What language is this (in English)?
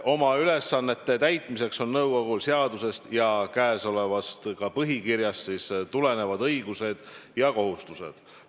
Estonian